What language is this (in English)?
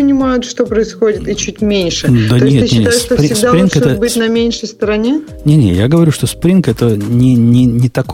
Russian